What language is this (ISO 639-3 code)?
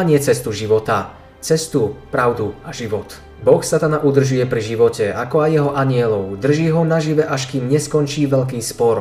slk